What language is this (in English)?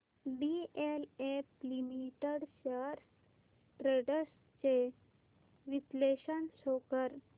Marathi